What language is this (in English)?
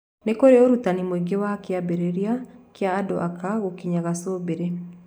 Kikuyu